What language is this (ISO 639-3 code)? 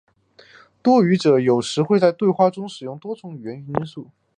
zho